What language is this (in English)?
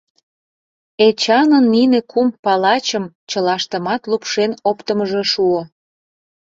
Mari